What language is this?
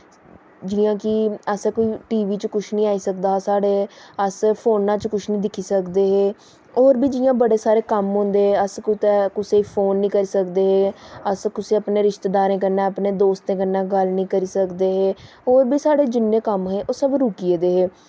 Dogri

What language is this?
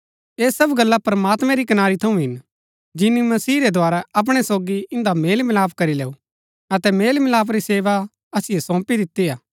Gaddi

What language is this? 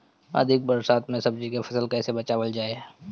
Bhojpuri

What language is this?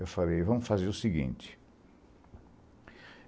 Portuguese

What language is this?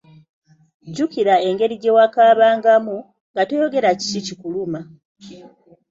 Ganda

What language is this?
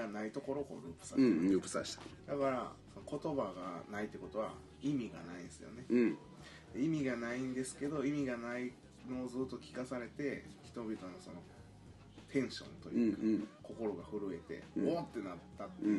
Japanese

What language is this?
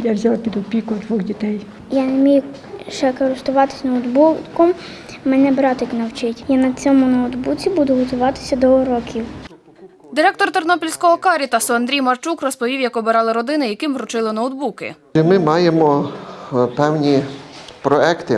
Ukrainian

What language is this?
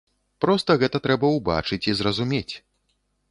Belarusian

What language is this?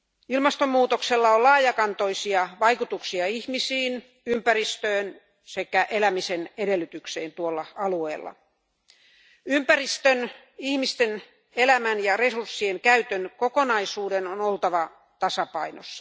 Finnish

